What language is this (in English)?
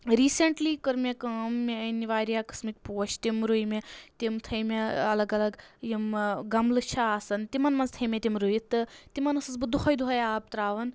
Kashmiri